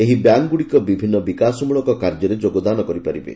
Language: Odia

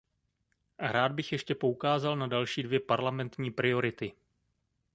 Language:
Czech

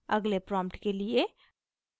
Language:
Hindi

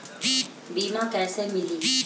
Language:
Bhojpuri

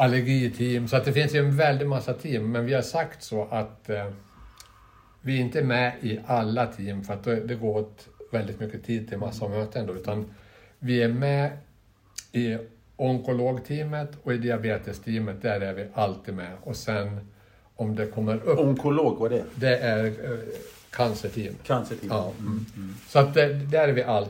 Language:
Swedish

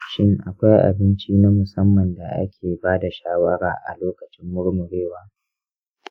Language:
Hausa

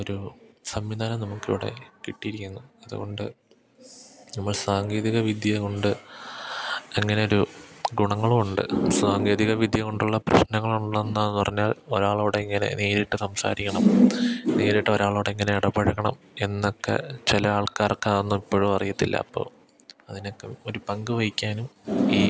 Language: Malayalam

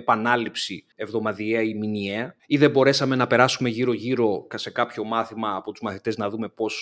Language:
Greek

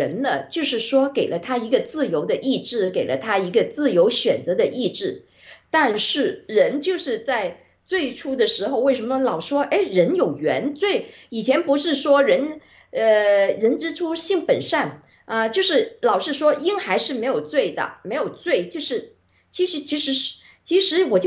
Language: Chinese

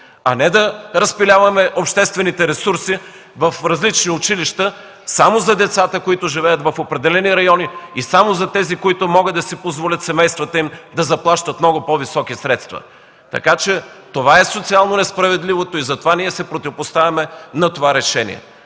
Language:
Bulgarian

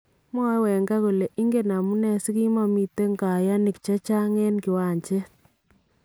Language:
Kalenjin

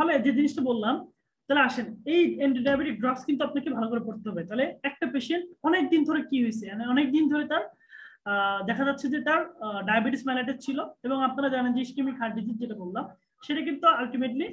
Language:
Turkish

